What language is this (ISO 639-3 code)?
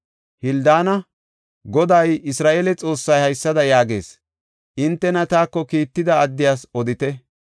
gof